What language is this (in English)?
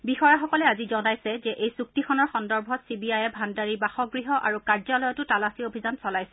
Assamese